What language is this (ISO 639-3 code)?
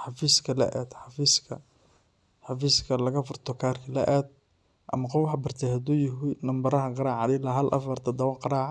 som